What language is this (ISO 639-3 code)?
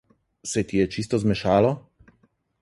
slv